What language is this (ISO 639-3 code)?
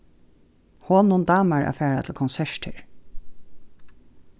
fao